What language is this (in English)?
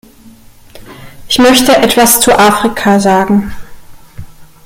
German